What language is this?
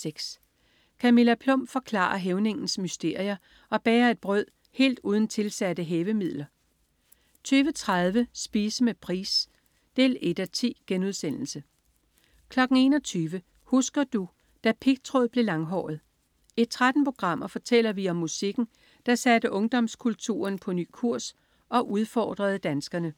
Danish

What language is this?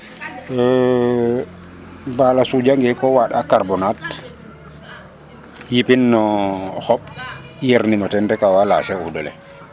Serer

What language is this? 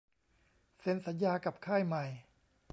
Thai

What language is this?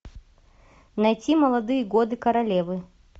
Russian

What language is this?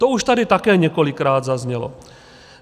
Czech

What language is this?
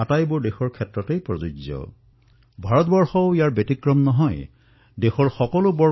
Assamese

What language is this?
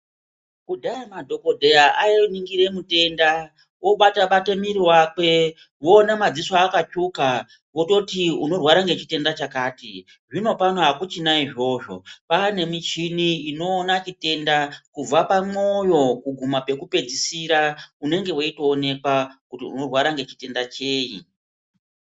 Ndau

